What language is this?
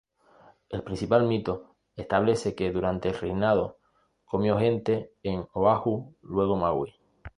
Spanish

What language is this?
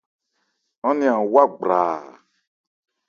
Ebrié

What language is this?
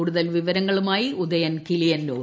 Malayalam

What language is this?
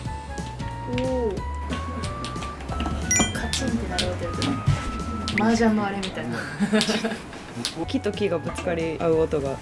Japanese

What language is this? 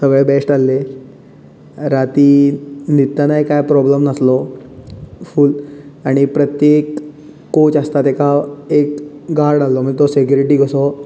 Konkani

